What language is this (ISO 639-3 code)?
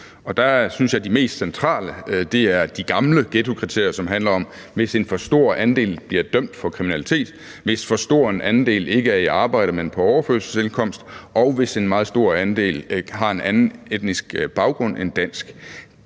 dan